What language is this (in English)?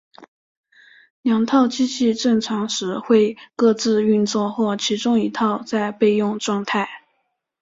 Chinese